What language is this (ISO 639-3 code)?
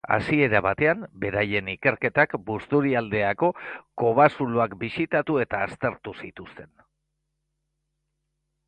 eus